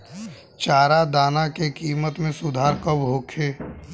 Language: Bhojpuri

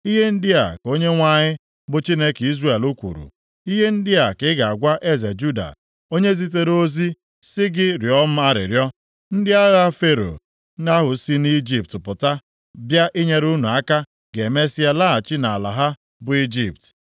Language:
Igbo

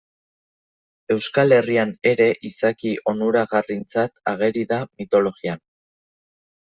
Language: Basque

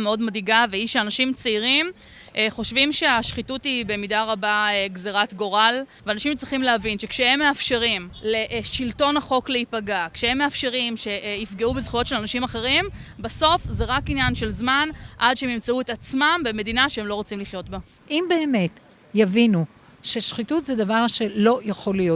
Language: Hebrew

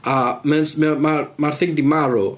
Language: Welsh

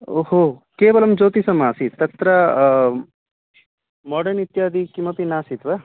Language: Sanskrit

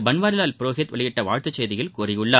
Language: Tamil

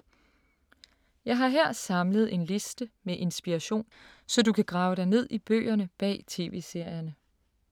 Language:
Danish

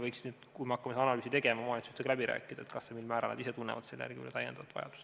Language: Estonian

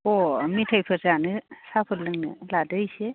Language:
Bodo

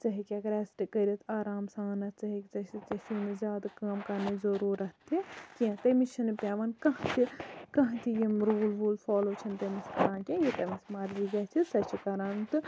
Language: Kashmiri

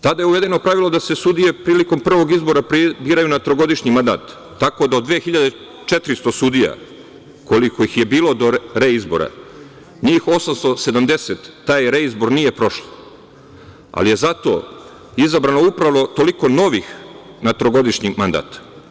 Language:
Serbian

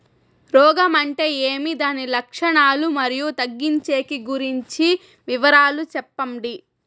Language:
Telugu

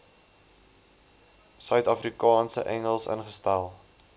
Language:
Afrikaans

